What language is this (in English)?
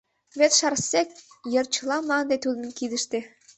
Mari